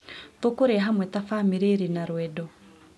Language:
Kikuyu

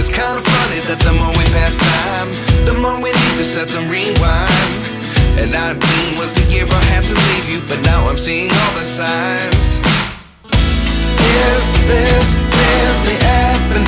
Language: Arabic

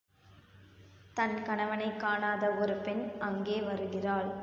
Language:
Tamil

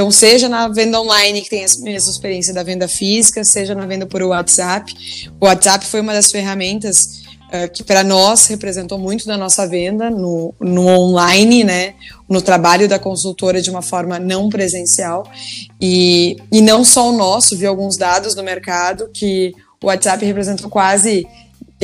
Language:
Portuguese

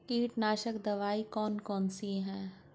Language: Hindi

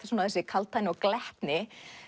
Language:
Icelandic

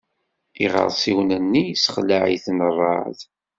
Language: Kabyle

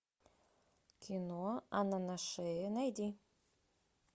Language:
Russian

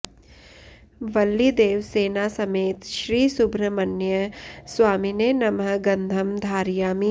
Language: Sanskrit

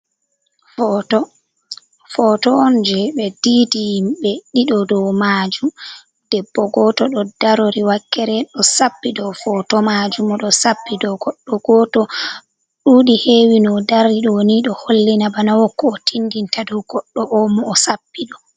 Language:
Fula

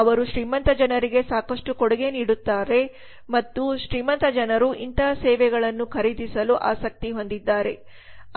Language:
Kannada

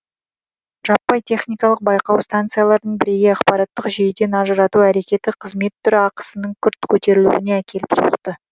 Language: Kazakh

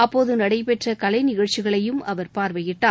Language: Tamil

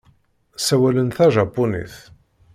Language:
Kabyle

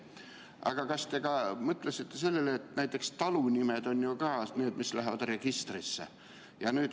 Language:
Estonian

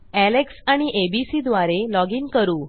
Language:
Marathi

